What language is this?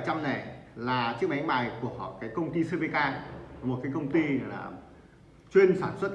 Vietnamese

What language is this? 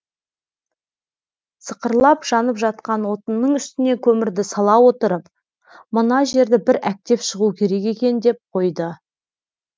Kazakh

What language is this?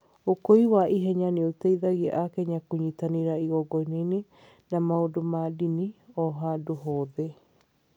Kikuyu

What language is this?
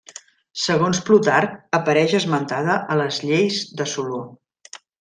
Catalan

